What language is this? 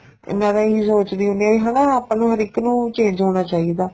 Punjabi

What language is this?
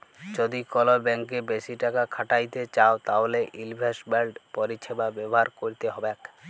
Bangla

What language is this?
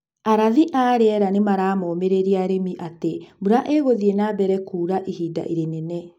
Kikuyu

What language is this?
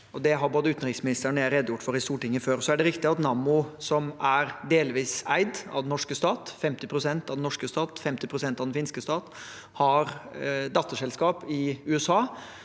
Norwegian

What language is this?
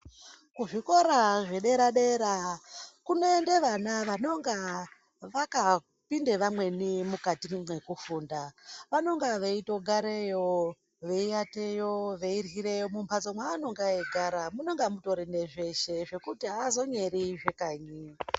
Ndau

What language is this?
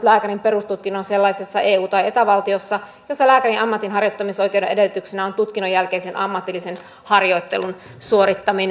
Finnish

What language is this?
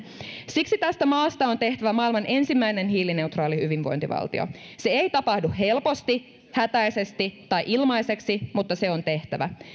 Finnish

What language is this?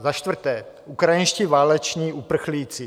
Czech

